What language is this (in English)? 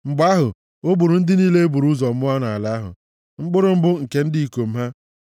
Igbo